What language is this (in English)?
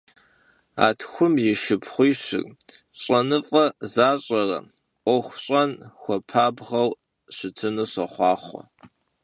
Kabardian